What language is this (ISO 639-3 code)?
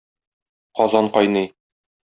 tat